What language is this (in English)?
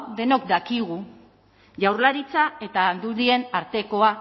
Basque